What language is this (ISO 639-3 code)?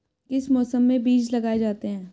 hin